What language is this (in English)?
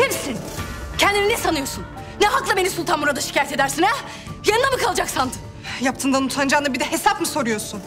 Turkish